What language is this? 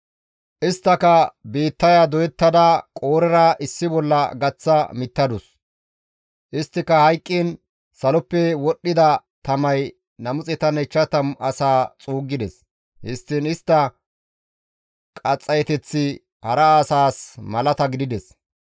Gamo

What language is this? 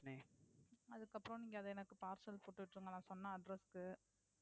Tamil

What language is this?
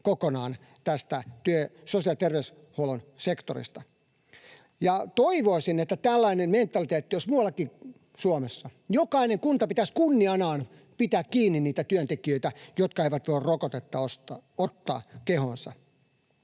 Finnish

